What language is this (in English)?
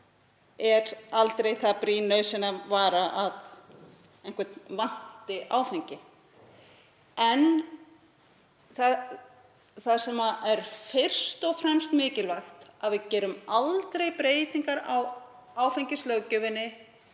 Icelandic